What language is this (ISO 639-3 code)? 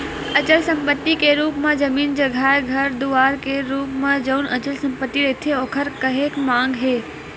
hne